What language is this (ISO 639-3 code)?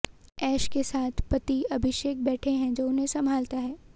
hin